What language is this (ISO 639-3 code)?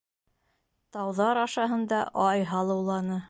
bak